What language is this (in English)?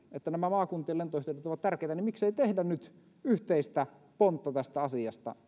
Finnish